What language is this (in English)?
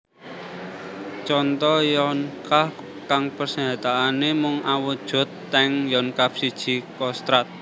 Javanese